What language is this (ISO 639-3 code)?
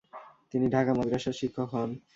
ben